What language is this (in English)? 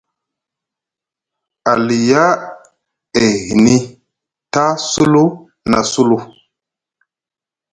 Musgu